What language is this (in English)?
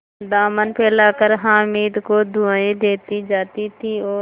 Hindi